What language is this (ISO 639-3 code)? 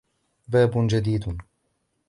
ara